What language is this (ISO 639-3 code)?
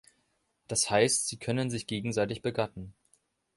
deu